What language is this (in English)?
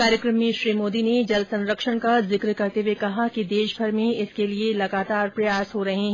Hindi